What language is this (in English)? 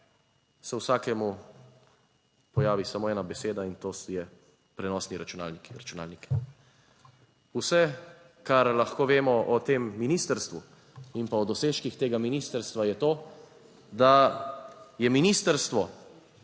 Slovenian